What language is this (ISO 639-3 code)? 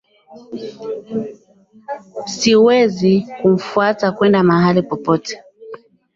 swa